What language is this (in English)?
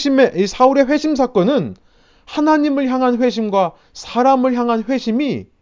Korean